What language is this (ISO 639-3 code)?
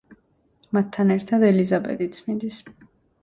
kat